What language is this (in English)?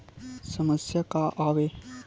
Chhattisgarhi